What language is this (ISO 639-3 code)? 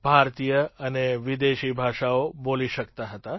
guj